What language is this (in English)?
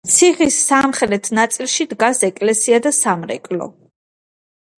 Georgian